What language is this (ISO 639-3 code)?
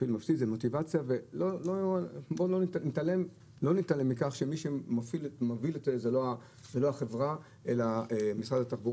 heb